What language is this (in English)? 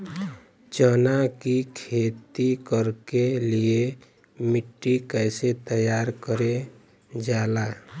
Bhojpuri